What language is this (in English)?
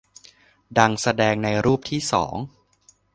Thai